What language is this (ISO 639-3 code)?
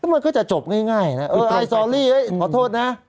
tha